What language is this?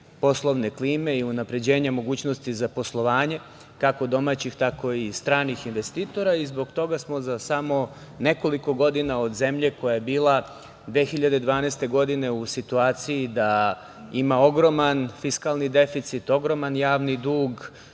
Serbian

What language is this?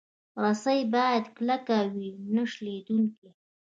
Pashto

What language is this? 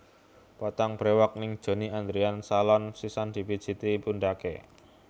Javanese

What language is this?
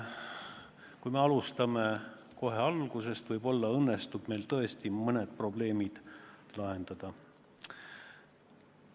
Estonian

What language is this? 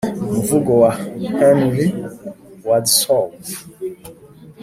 Kinyarwanda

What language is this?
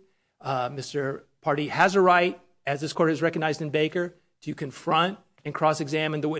English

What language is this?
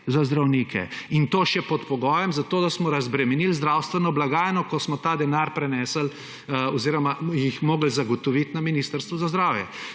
Slovenian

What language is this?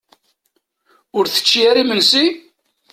Kabyle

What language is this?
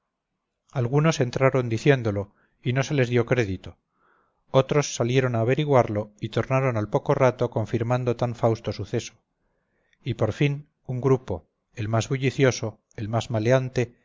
Spanish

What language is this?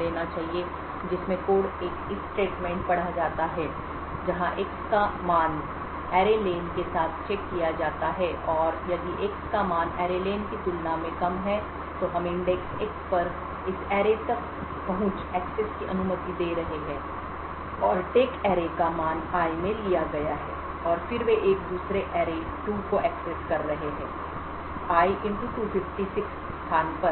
Hindi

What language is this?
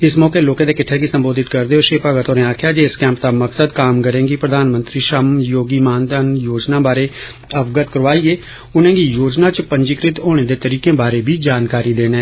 Dogri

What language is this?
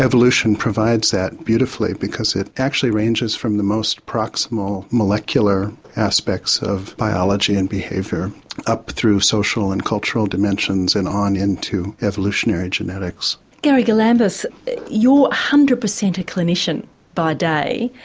English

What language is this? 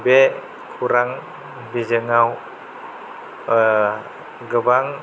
Bodo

